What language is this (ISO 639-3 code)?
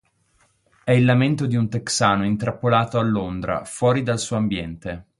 ita